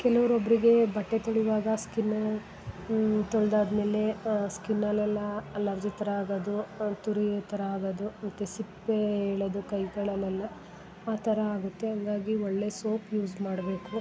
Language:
Kannada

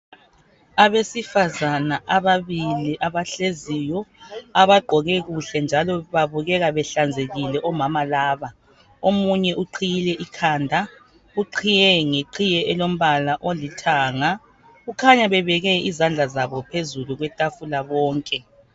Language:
North Ndebele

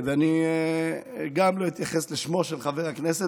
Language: Hebrew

